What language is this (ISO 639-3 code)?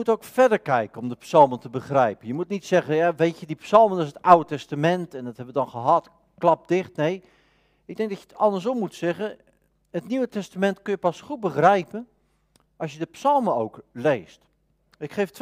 nld